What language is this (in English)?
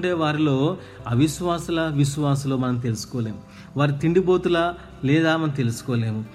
Telugu